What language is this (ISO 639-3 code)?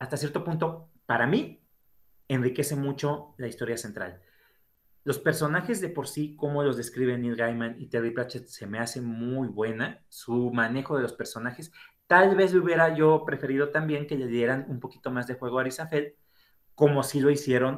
spa